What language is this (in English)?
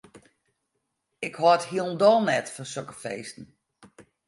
Western Frisian